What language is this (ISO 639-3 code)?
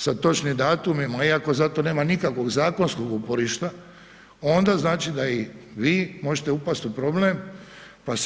hrv